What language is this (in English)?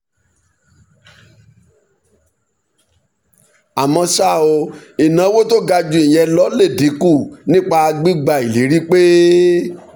Yoruba